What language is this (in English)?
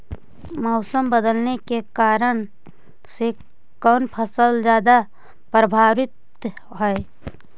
Magahi